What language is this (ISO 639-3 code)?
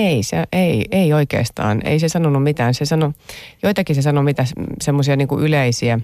fin